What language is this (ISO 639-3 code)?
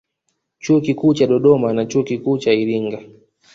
swa